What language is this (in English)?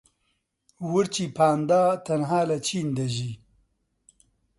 Central Kurdish